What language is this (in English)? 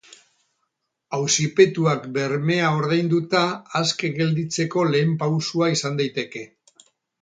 Basque